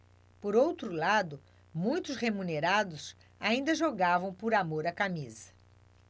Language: Portuguese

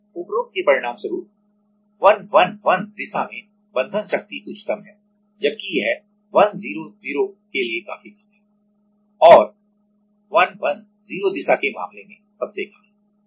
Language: Hindi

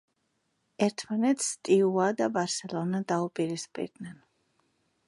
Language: Georgian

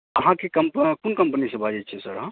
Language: Maithili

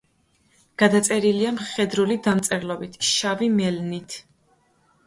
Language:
Georgian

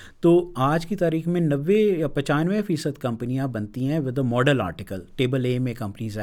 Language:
Urdu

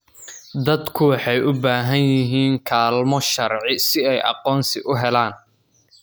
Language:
Somali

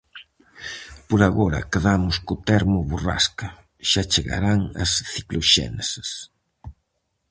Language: Galician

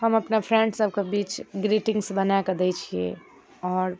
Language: Maithili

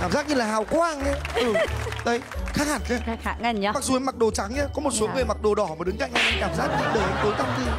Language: Vietnamese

